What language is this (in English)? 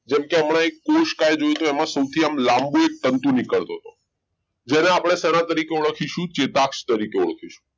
Gujarati